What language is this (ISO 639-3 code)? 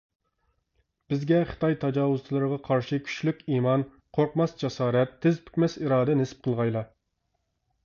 uig